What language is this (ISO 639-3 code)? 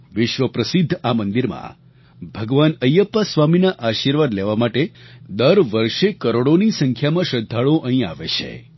guj